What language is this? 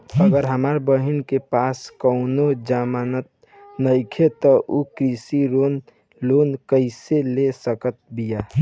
Bhojpuri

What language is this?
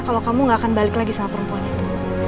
Indonesian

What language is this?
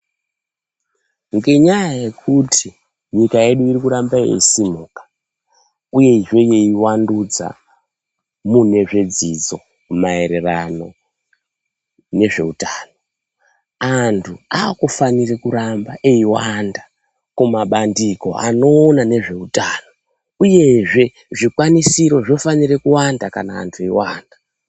Ndau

